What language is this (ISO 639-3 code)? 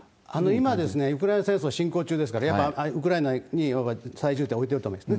jpn